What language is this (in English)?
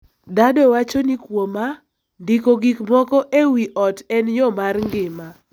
Luo (Kenya and Tanzania)